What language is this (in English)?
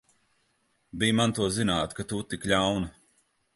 Latvian